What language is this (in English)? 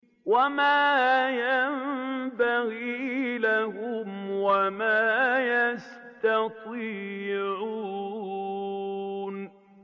Arabic